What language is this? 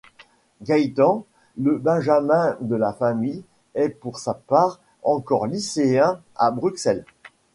French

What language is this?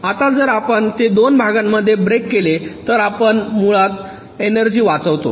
Marathi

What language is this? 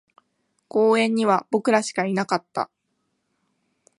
Japanese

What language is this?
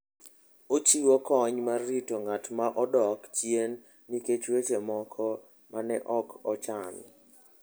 Luo (Kenya and Tanzania)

